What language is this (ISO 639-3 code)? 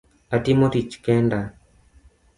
luo